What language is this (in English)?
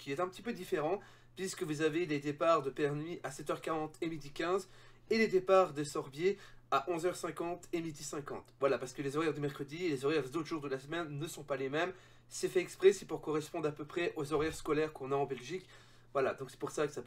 French